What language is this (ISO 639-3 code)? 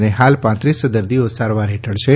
guj